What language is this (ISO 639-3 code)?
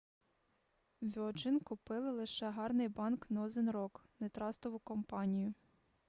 ukr